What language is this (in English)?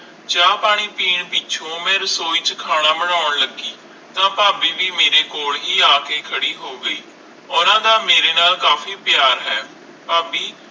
Punjabi